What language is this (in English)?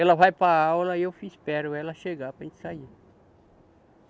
Portuguese